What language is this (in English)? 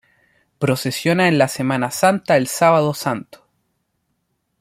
Spanish